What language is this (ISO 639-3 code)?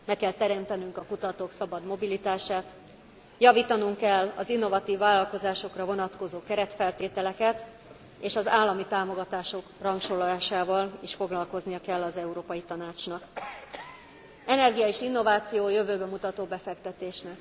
hun